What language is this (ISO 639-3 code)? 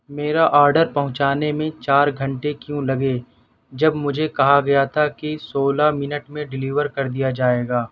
urd